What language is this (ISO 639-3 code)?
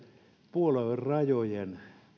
fin